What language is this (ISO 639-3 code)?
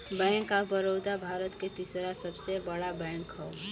bho